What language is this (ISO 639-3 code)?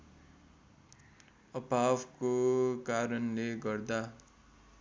nep